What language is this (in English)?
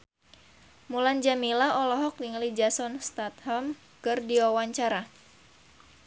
Sundanese